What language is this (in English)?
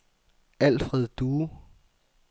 Danish